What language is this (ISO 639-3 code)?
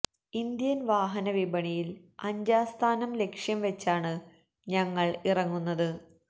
mal